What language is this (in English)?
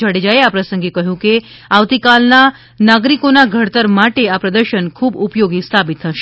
Gujarati